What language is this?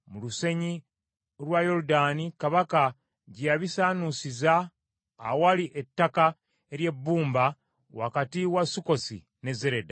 Ganda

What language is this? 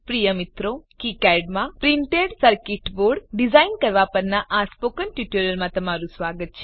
Gujarati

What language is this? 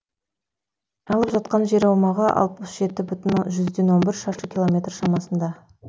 Kazakh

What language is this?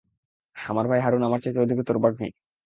Bangla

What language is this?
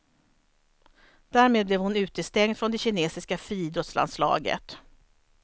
Swedish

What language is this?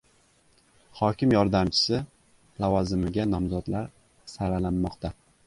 Uzbek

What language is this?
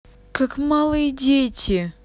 Russian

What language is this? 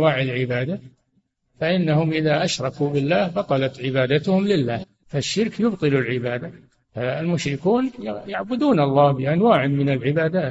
Arabic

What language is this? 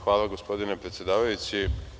Serbian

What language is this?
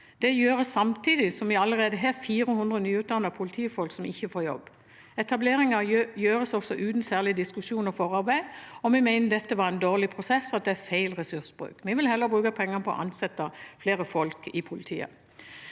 Norwegian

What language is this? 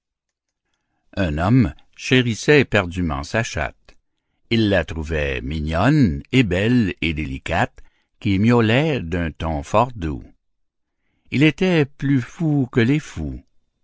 French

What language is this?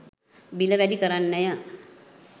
Sinhala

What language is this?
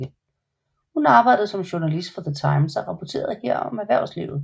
Danish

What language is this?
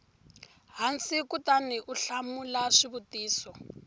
Tsonga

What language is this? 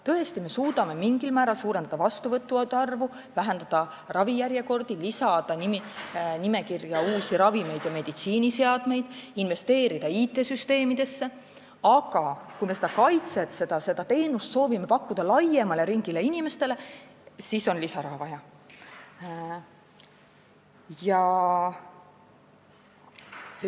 Estonian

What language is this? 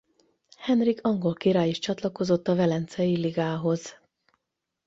Hungarian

